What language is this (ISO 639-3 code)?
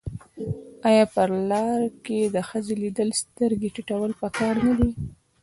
pus